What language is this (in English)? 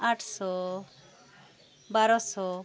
Santali